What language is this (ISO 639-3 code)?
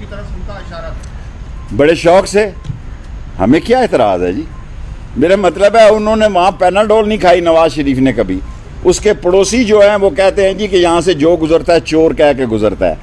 urd